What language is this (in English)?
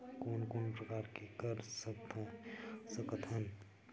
Chhattisgarhi